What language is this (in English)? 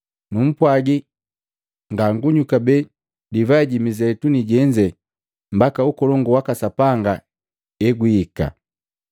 Matengo